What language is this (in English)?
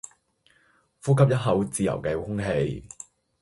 Cantonese